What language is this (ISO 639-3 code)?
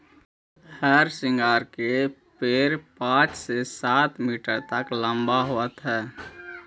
mag